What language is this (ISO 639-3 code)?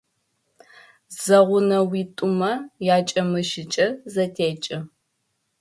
ady